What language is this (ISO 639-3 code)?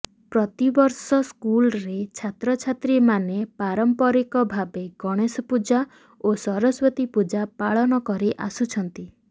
ori